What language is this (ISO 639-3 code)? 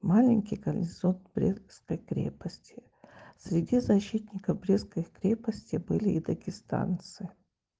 rus